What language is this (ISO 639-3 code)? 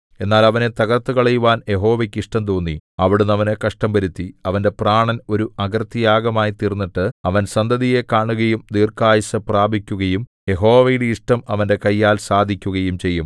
mal